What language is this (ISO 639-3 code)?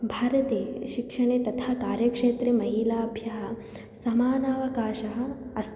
san